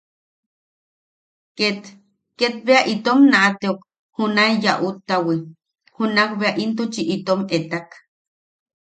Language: Yaqui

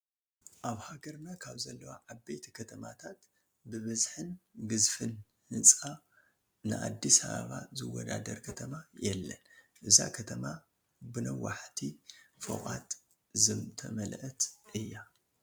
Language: Tigrinya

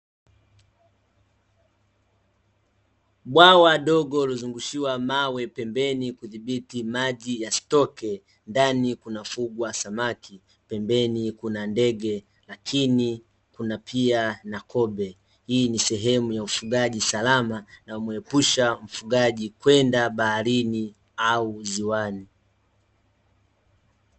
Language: Swahili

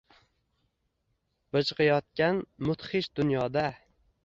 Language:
Uzbek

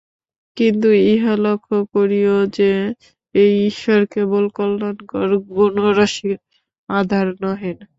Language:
Bangla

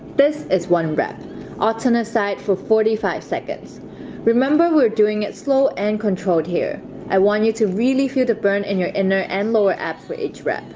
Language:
English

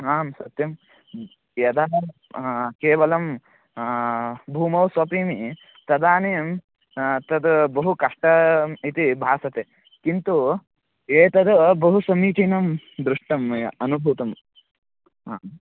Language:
Sanskrit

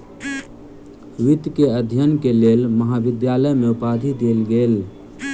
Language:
Maithili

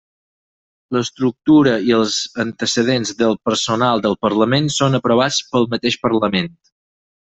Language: Catalan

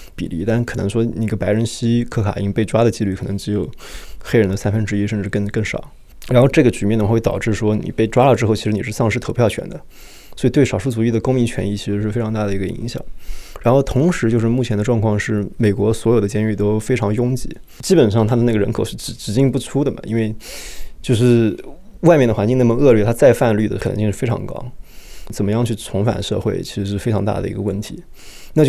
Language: Chinese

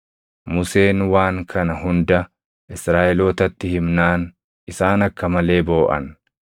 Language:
Oromo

